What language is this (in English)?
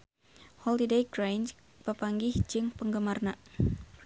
Sundanese